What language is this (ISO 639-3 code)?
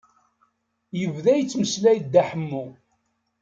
kab